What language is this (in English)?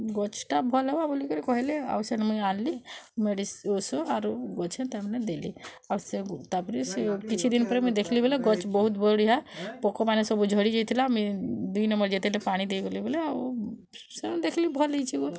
Odia